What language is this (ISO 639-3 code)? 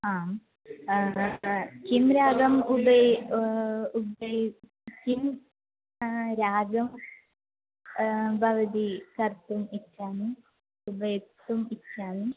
san